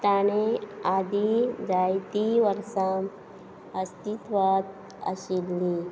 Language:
Konkani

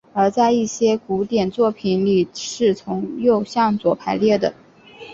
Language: Chinese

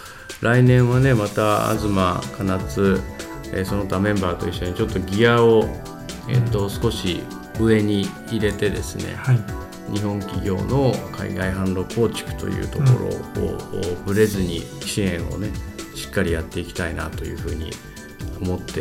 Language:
Japanese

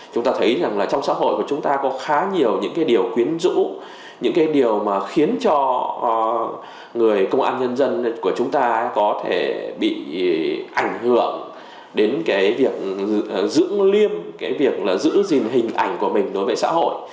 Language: Vietnamese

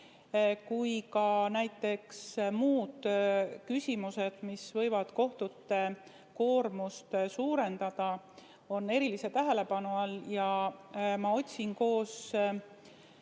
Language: Estonian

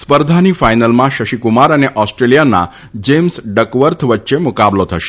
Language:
Gujarati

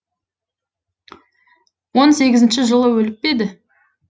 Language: Kazakh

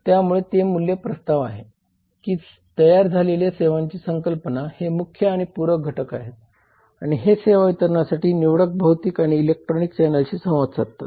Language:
Marathi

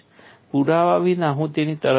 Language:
Gujarati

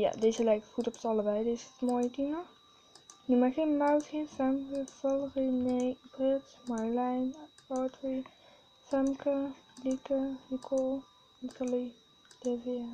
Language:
Dutch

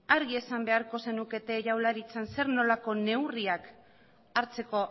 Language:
Basque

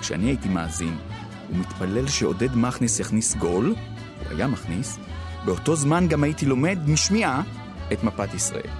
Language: Hebrew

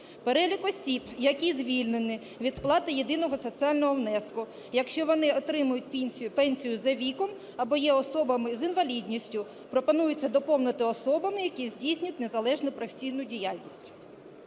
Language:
Ukrainian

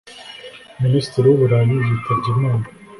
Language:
Kinyarwanda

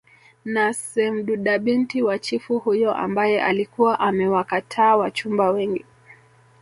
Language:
Swahili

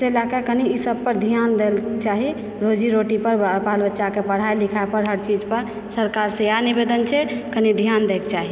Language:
Maithili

